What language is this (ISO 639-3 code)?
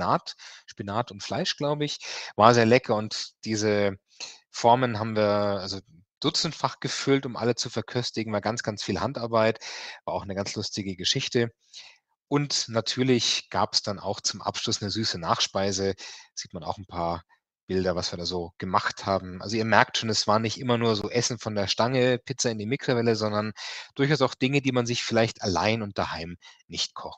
deu